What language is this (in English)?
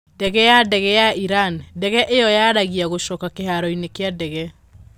Kikuyu